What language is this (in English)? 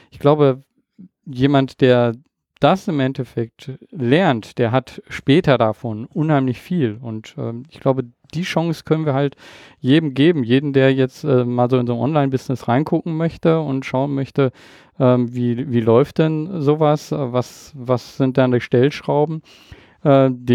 German